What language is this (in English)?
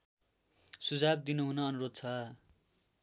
Nepali